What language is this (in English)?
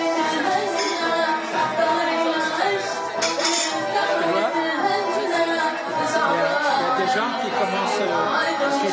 Greek